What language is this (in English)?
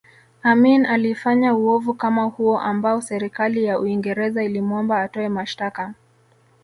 Swahili